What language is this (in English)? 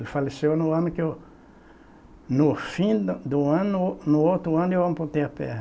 Portuguese